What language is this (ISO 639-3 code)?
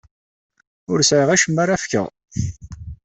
kab